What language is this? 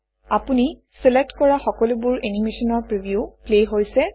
Assamese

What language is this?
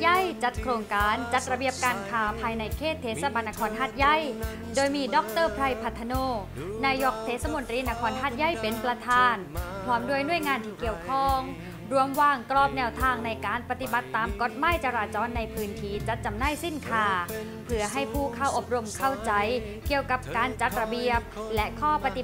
Thai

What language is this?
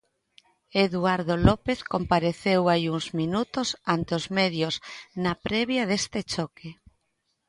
Galician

